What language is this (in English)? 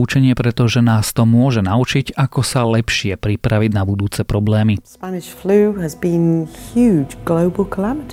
Slovak